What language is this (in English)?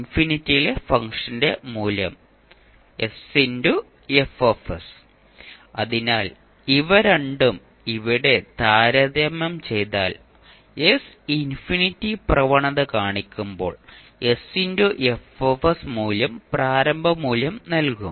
Malayalam